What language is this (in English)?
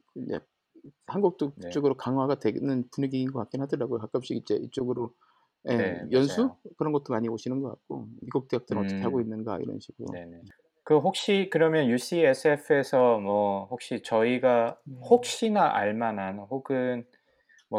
Korean